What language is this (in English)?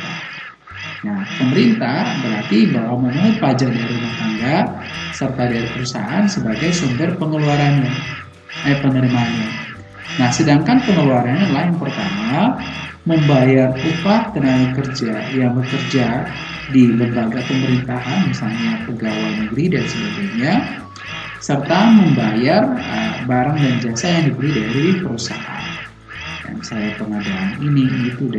Indonesian